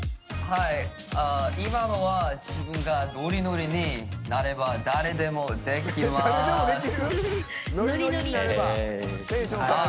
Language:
Japanese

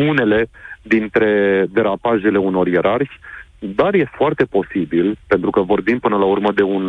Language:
Romanian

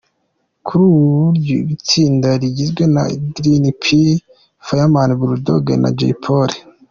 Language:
Kinyarwanda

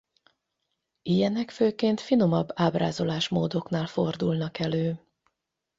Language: Hungarian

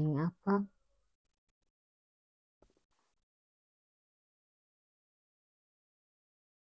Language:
North Moluccan Malay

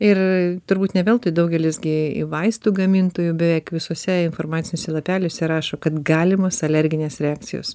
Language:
Lithuanian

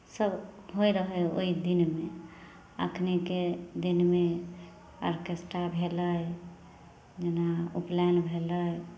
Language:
Maithili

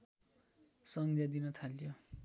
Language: Nepali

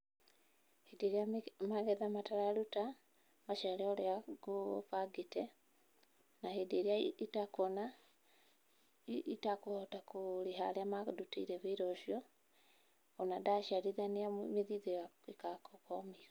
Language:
Kikuyu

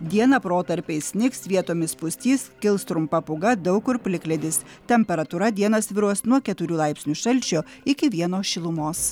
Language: Lithuanian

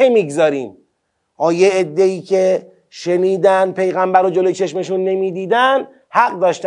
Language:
Persian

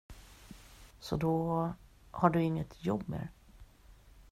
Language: Swedish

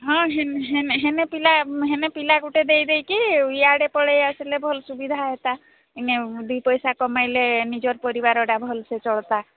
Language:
Odia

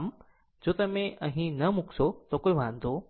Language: Gujarati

